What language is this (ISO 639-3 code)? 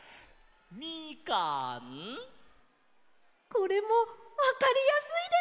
jpn